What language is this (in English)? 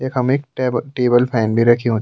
Garhwali